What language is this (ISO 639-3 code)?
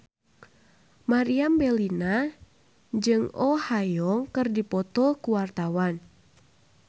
sun